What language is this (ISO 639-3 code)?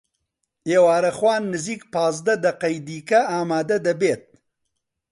ckb